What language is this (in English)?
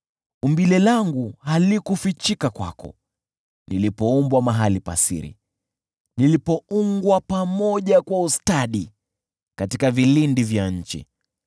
Swahili